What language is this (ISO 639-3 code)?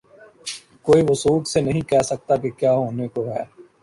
urd